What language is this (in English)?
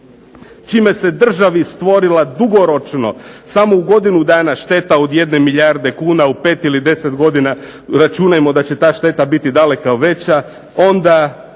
Croatian